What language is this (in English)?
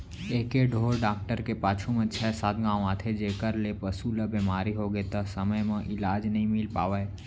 Chhattisgarhi